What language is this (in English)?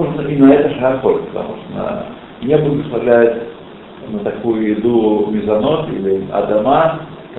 Russian